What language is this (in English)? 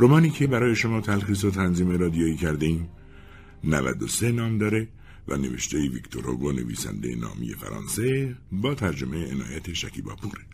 Persian